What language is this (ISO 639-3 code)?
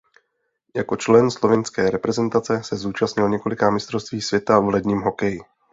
ces